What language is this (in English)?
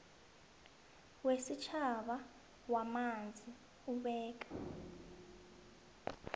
South Ndebele